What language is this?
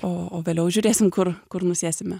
Lithuanian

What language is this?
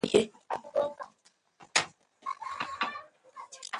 Pashto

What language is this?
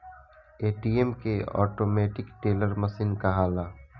Bhojpuri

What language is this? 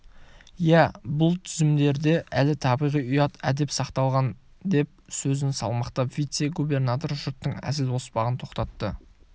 Kazakh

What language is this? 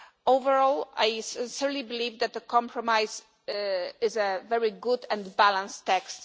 English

